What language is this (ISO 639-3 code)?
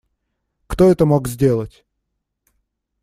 rus